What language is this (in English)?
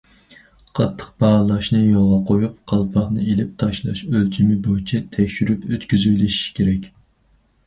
Uyghur